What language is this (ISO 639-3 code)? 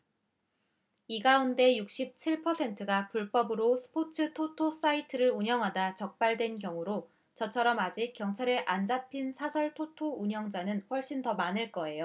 kor